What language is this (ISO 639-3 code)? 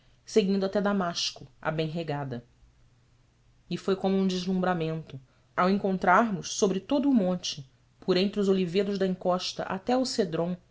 por